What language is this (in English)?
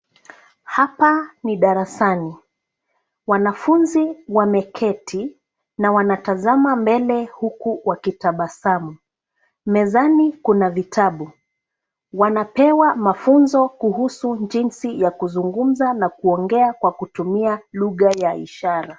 Swahili